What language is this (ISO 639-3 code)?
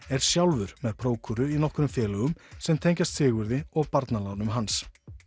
isl